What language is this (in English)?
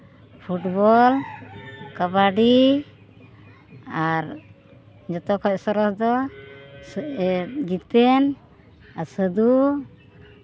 Santali